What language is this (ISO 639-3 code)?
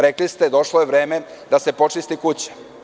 srp